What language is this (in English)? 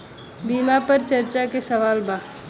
Bhojpuri